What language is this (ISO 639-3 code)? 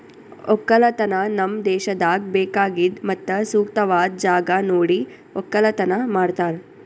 kan